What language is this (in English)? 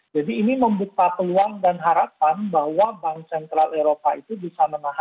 Indonesian